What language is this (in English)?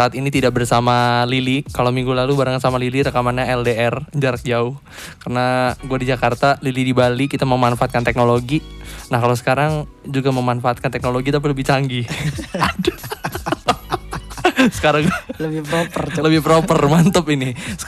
Indonesian